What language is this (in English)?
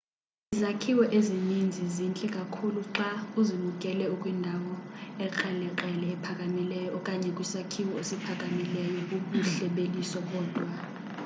Xhosa